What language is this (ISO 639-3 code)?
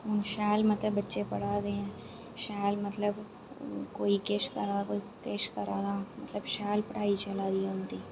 doi